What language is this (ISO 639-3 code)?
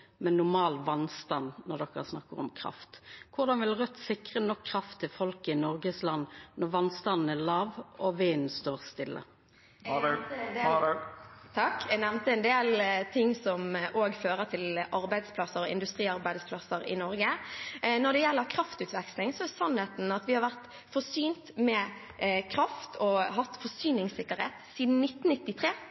nor